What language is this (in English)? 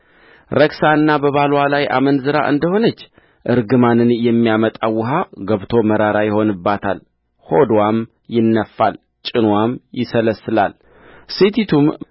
Amharic